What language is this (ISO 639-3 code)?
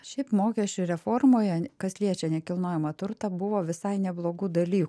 lit